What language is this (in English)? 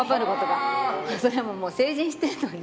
Japanese